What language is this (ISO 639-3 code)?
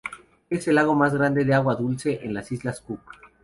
spa